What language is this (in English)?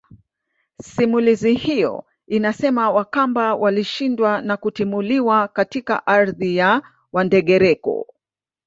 Swahili